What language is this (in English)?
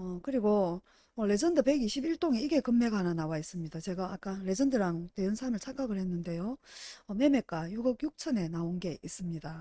Korean